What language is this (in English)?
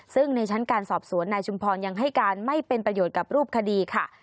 Thai